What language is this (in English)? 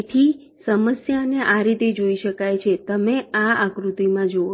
Gujarati